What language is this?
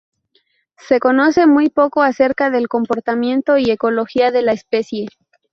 Spanish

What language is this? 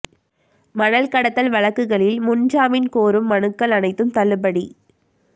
Tamil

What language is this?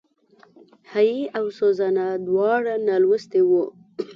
Pashto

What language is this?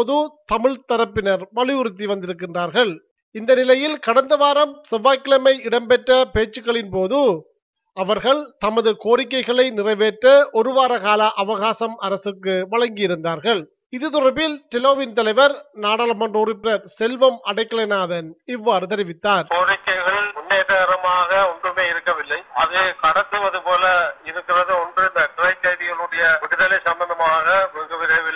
Tamil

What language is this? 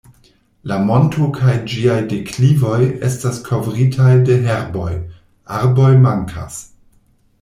Esperanto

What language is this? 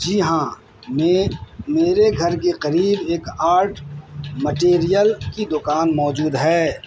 Urdu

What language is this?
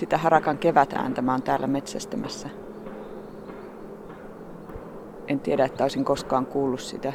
Finnish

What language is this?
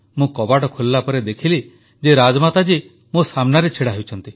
Odia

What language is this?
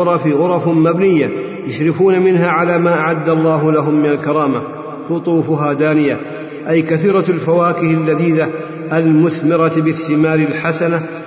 Arabic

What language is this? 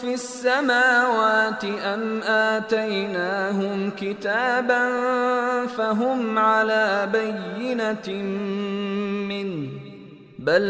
Persian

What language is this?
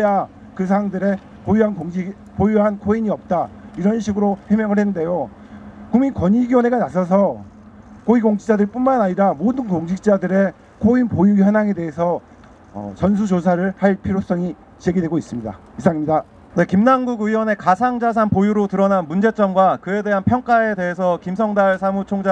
Korean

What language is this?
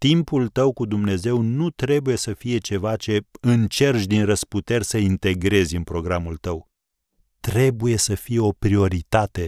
Romanian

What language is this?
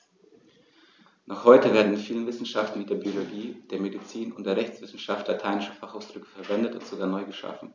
German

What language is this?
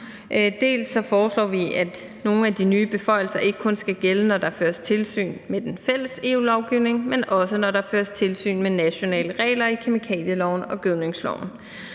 Danish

